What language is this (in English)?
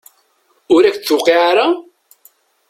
Kabyle